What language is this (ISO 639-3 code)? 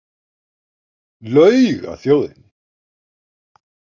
isl